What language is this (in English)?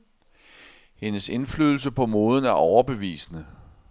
Danish